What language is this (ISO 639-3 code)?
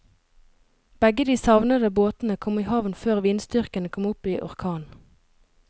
nor